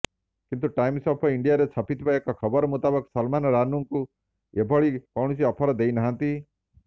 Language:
Odia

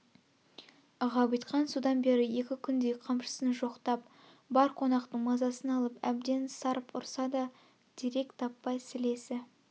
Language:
Kazakh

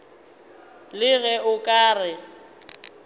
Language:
Northern Sotho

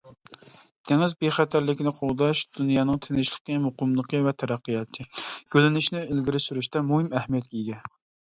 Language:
Uyghur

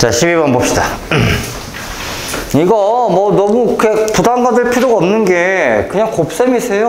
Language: Korean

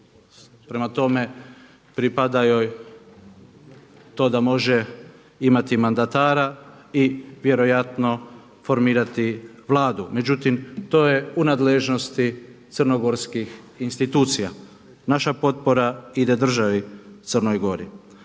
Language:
Croatian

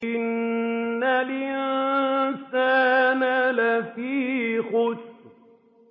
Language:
Arabic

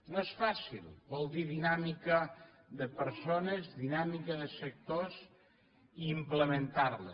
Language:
Catalan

